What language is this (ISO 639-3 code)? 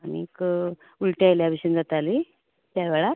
kok